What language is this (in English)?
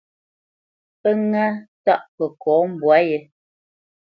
Bamenyam